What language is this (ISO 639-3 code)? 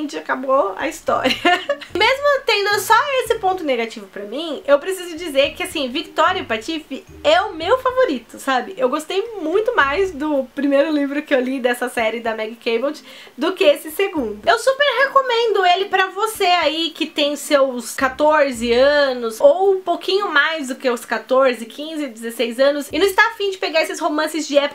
por